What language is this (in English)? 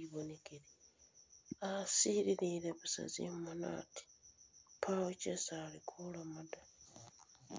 Masaaba